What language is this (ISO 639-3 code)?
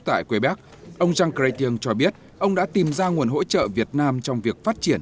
vie